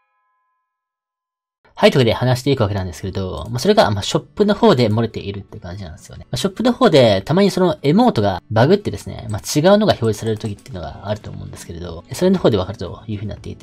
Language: Japanese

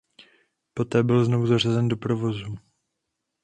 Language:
Czech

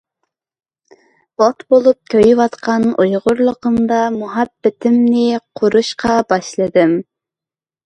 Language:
Uyghur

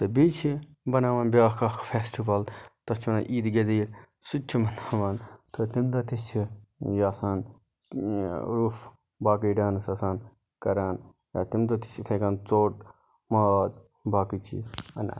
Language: Kashmiri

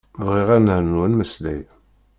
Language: Kabyle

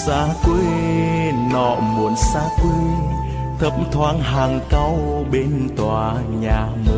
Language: Vietnamese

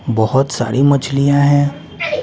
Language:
Hindi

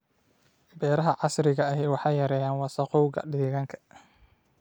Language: Somali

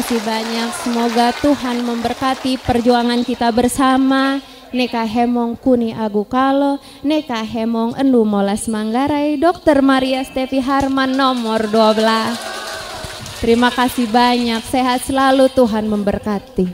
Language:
Indonesian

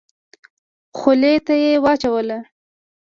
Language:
Pashto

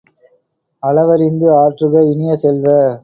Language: Tamil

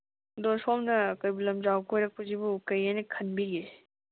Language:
Manipuri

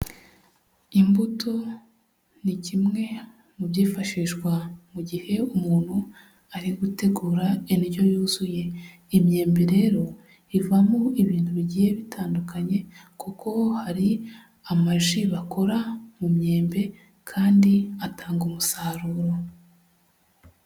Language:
Kinyarwanda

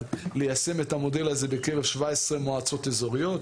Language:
Hebrew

